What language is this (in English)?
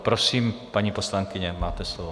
Czech